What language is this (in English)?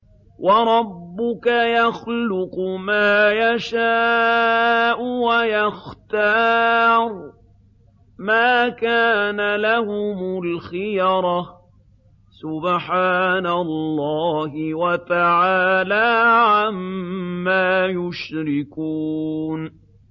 Arabic